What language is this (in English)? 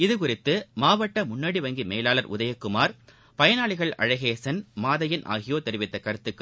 Tamil